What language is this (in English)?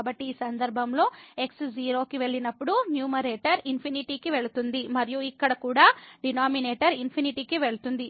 Telugu